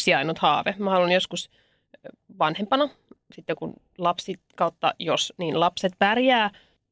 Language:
Finnish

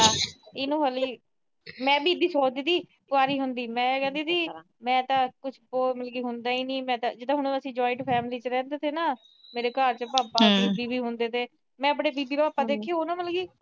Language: Punjabi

